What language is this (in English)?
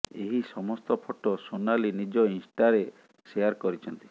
Odia